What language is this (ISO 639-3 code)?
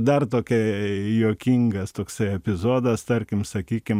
lit